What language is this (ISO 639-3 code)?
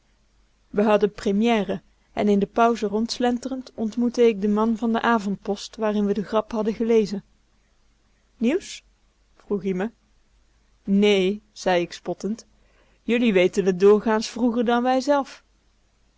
nld